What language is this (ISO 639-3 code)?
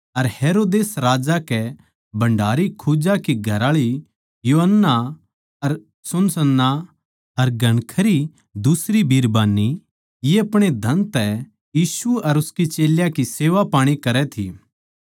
bgc